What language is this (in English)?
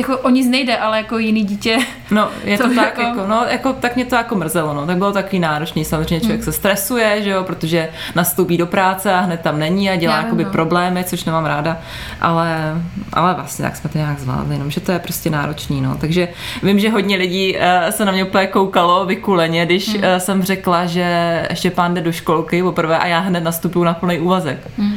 Czech